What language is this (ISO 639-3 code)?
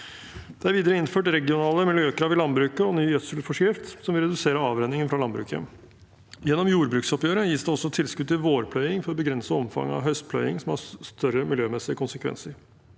nor